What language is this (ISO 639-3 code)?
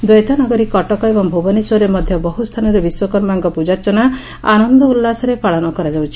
ori